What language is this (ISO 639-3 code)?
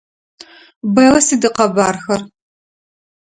ady